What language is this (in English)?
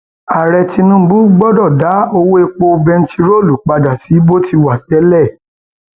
Yoruba